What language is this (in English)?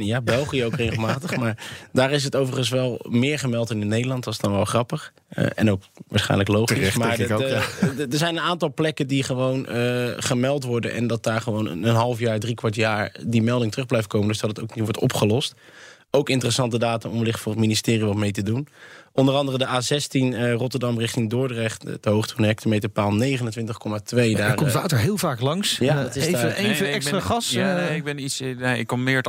Dutch